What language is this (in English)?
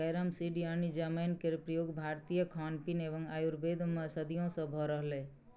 Maithili